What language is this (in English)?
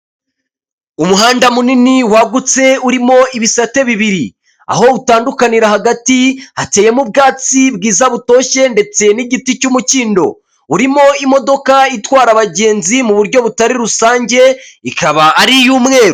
Kinyarwanda